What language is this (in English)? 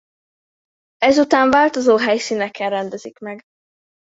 Hungarian